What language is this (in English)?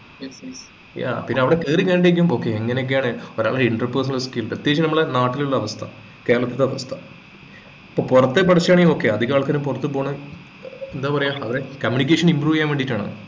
Malayalam